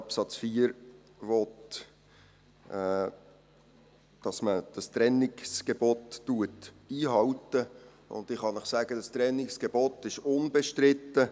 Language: Swiss German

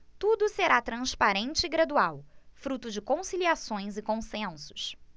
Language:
Portuguese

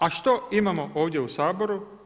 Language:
Croatian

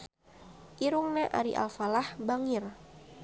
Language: Sundanese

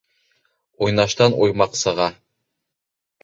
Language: Bashkir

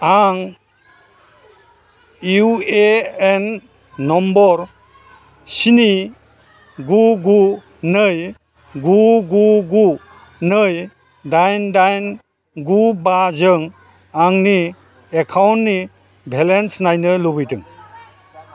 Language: Bodo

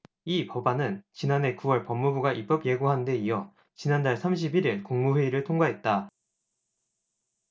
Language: Korean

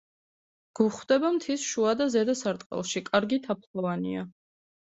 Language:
Georgian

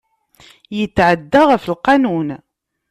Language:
Kabyle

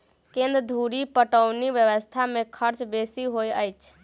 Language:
Maithili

